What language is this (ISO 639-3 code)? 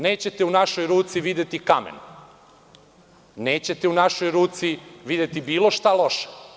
srp